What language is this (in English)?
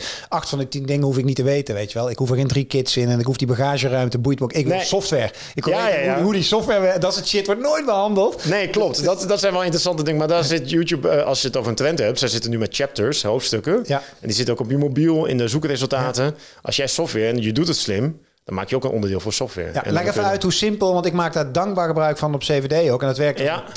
Dutch